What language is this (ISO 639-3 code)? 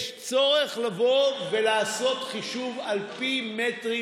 heb